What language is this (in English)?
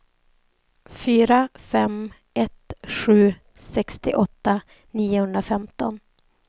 Swedish